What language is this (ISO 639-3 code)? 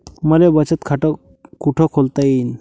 mar